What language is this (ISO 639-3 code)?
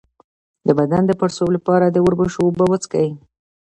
pus